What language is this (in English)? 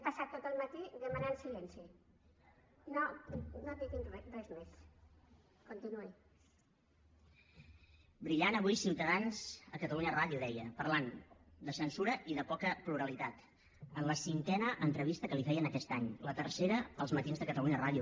Catalan